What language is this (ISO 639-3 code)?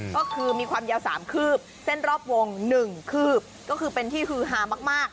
tha